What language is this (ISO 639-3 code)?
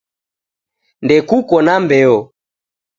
dav